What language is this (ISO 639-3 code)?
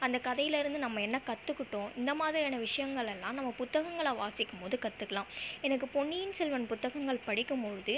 tam